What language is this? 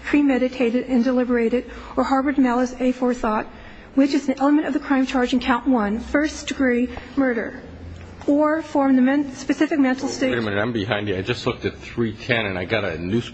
English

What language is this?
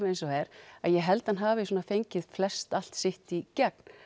Icelandic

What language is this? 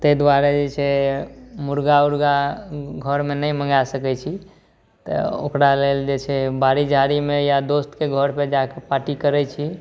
Maithili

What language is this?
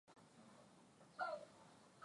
Swahili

